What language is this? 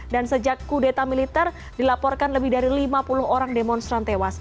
Indonesian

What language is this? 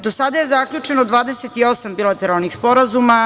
Serbian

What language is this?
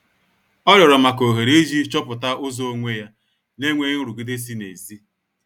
Igbo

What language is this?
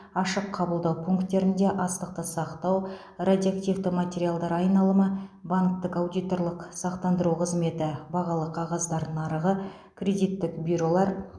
Kazakh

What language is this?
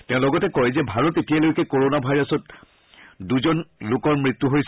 Assamese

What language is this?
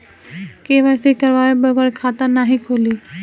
Bhojpuri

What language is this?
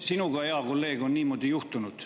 Estonian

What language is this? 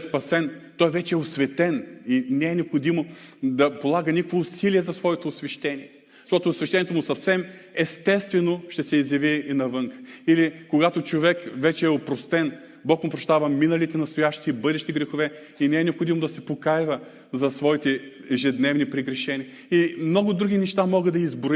Bulgarian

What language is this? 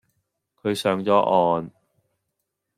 Cantonese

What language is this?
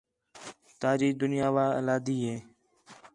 Khetrani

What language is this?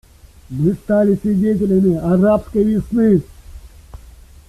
Russian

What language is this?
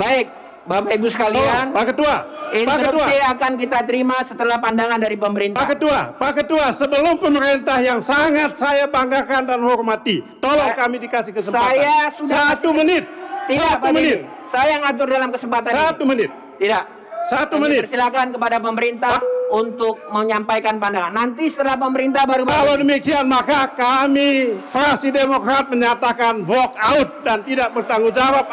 Indonesian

